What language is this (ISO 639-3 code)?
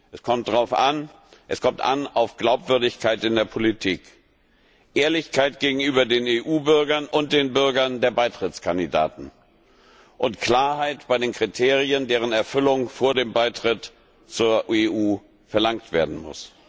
deu